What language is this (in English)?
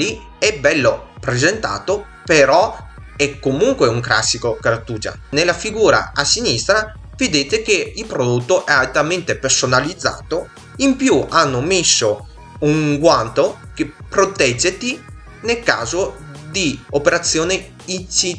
Italian